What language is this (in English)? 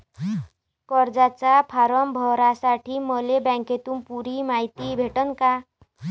Marathi